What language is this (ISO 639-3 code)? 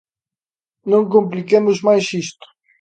glg